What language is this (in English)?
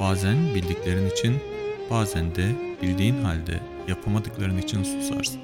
Turkish